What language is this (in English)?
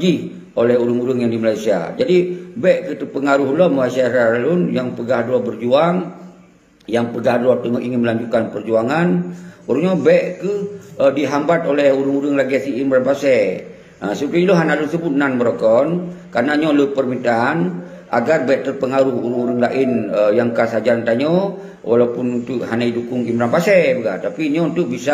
Malay